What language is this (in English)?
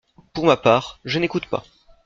French